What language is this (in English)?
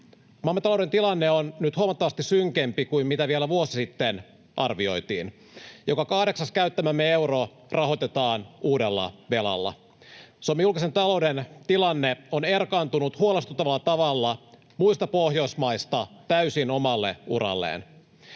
Finnish